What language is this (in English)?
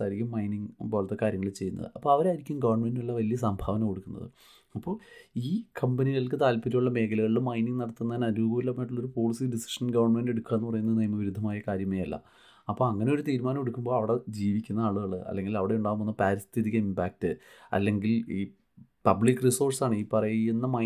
Malayalam